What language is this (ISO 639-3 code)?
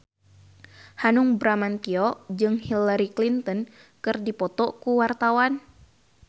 sun